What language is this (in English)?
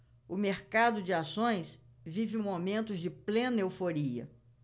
Portuguese